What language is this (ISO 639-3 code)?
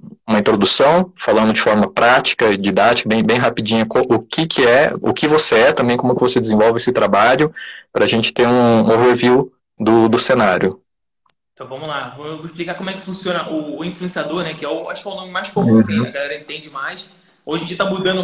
por